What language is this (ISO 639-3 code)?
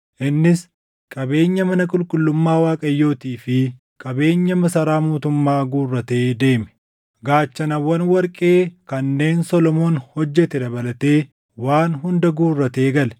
orm